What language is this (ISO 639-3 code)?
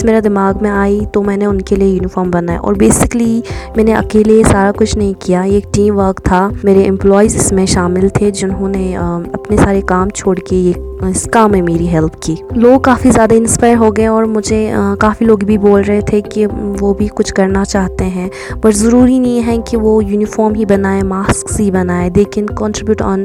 urd